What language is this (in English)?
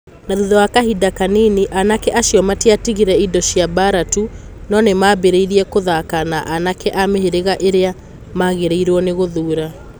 Kikuyu